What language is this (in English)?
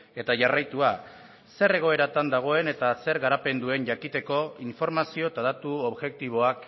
Basque